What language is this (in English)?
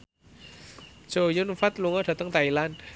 Javanese